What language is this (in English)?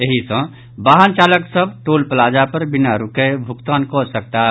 Maithili